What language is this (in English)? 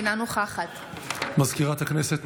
Hebrew